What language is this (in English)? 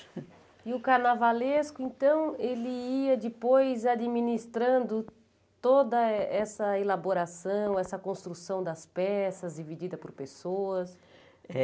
Portuguese